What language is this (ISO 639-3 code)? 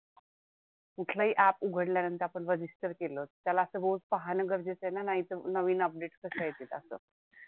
mar